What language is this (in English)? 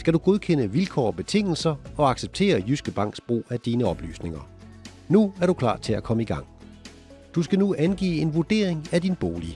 Danish